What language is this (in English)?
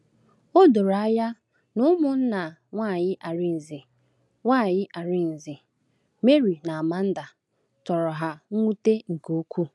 Igbo